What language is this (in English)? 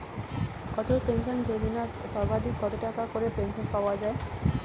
Bangla